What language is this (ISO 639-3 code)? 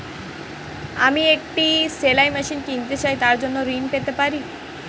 ben